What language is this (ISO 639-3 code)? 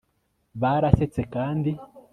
kin